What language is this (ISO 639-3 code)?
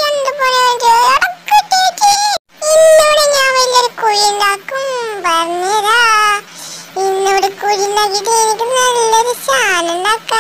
tur